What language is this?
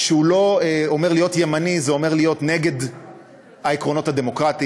Hebrew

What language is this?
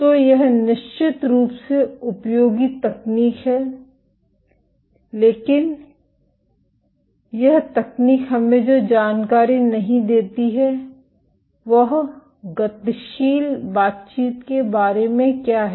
Hindi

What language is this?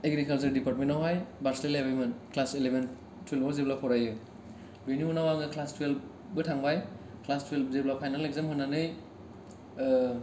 Bodo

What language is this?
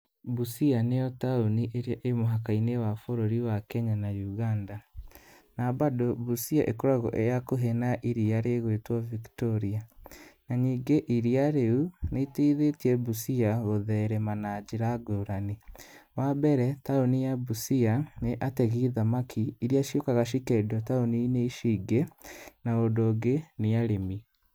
Kikuyu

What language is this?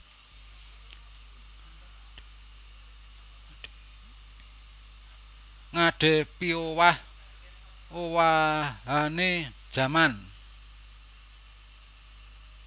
Javanese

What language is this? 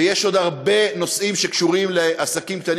Hebrew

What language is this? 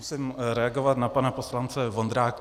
Czech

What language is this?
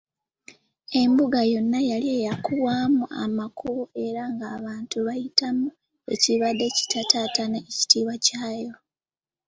Ganda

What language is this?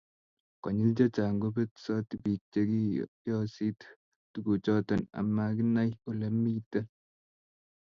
Kalenjin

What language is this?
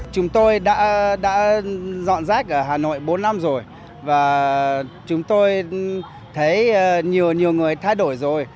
Vietnamese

